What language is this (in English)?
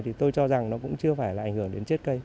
Vietnamese